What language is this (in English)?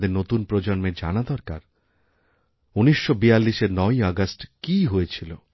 Bangla